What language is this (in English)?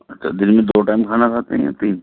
Urdu